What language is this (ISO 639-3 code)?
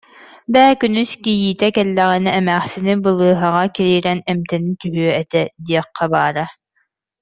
sah